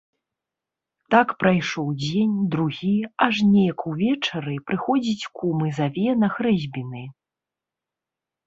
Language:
Belarusian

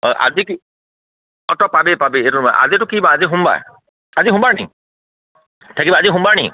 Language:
Assamese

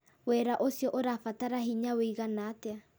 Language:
Kikuyu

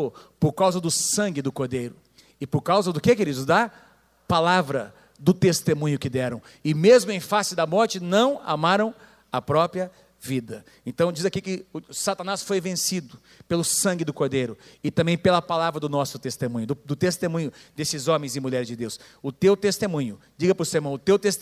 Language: Portuguese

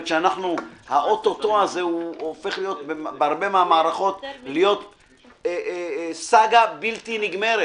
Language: Hebrew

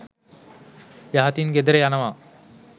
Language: Sinhala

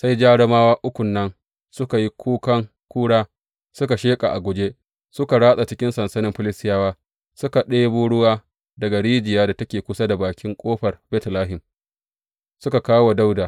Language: Hausa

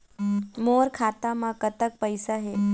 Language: Chhattisgarhi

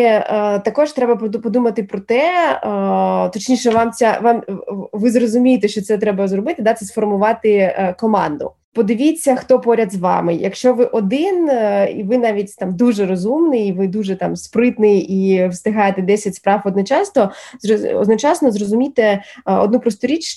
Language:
Ukrainian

